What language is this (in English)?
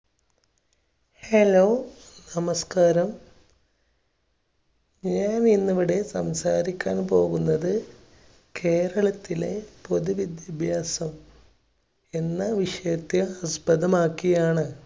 Malayalam